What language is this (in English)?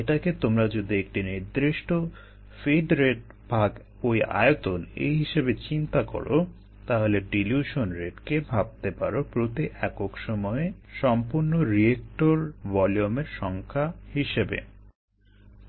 Bangla